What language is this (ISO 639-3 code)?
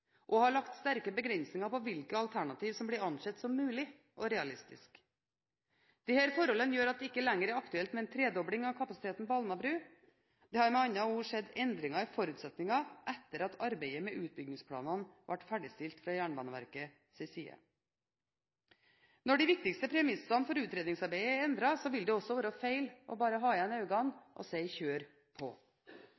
nob